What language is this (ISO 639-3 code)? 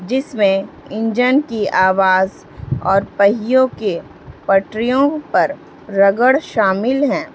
urd